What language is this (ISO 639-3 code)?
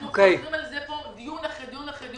heb